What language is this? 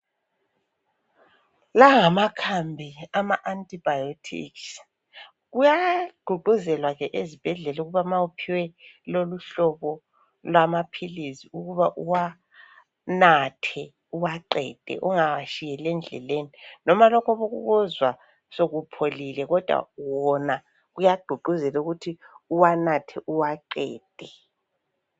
North Ndebele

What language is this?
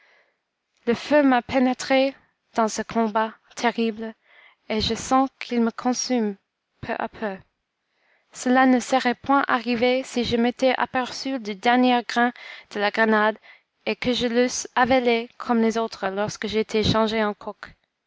French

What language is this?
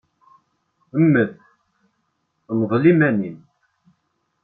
Kabyle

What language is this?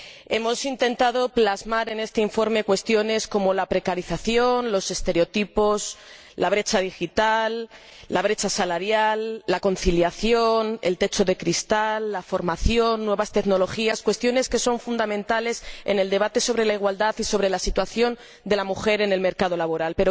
Spanish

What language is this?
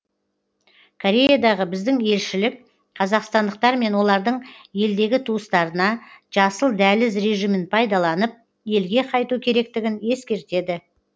Kazakh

